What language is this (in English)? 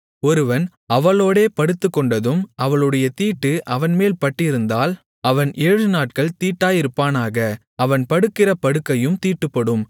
Tamil